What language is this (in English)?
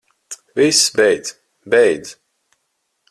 Latvian